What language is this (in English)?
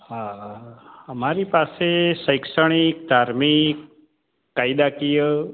Gujarati